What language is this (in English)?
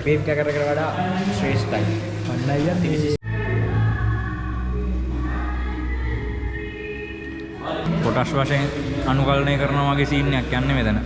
Sinhala